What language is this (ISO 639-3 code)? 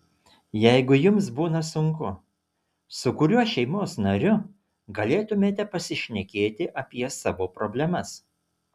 lit